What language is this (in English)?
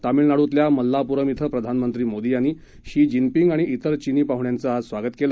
Marathi